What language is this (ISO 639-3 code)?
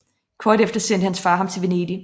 dan